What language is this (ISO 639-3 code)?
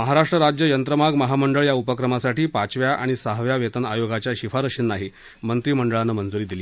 mar